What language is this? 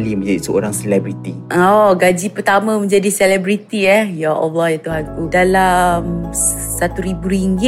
Malay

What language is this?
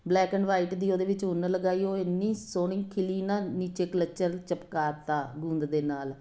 Punjabi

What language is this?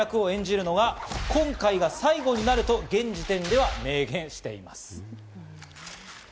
Japanese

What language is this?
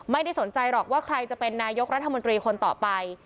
Thai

